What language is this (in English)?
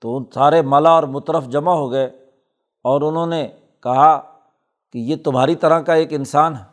Urdu